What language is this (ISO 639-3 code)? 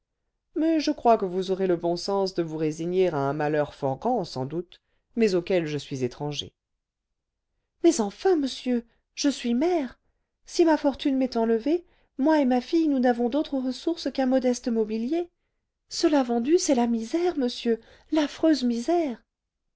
fra